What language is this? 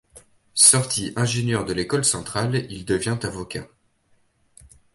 French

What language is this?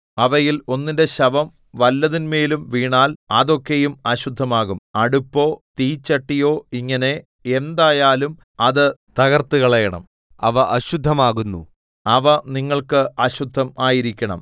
Malayalam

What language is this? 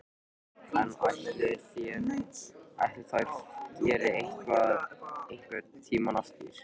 Icelandic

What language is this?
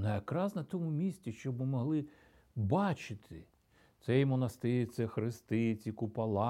Ukrainian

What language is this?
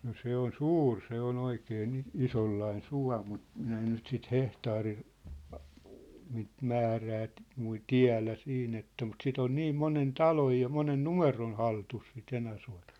Finnish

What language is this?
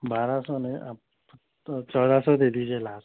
Urdu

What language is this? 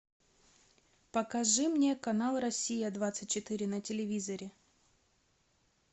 Russian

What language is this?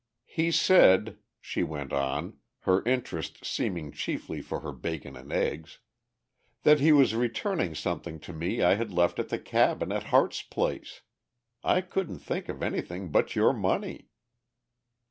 English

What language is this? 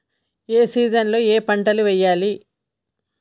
Telugu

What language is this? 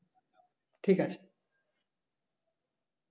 Bangla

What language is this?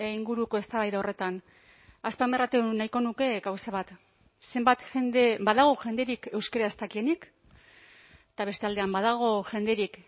Basque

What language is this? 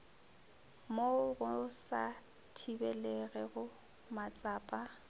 Northern Sotho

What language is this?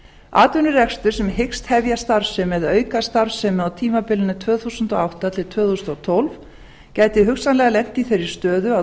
Icelandic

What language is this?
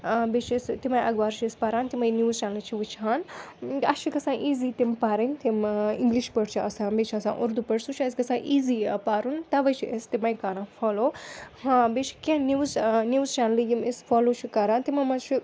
Kashmiri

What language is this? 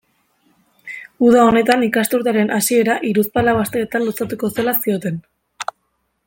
Basque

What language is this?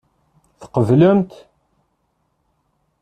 Kabyle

